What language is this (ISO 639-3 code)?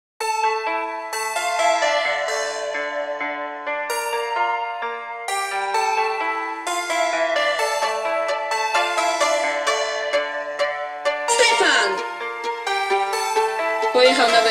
pol